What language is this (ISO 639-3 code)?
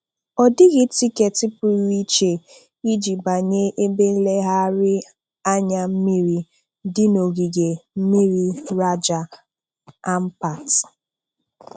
ibo